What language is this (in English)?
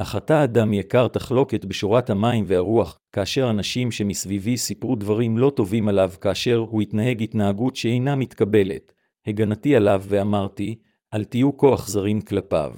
Hebrew